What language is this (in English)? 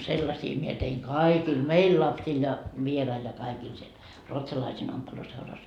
Finnish